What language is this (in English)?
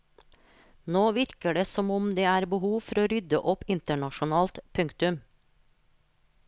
Norwegian